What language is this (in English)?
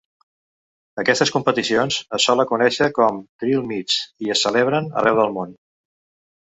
Catalan